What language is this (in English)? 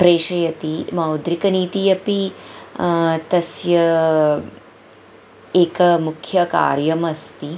Sanskrit